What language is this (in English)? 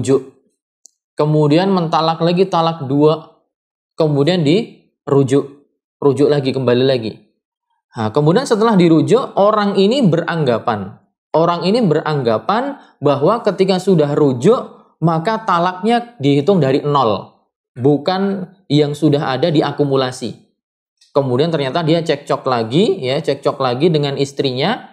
Indonesian